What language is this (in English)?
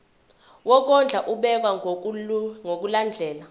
Zulu